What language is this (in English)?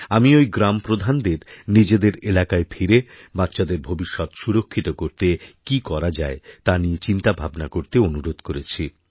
Bangla